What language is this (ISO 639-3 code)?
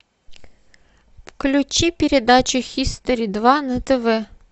rus